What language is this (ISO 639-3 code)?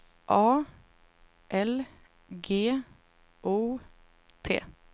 swe